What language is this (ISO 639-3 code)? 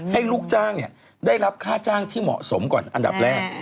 tha